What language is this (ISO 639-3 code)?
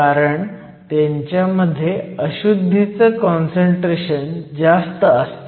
mar